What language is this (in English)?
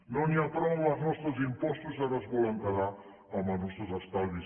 Catalan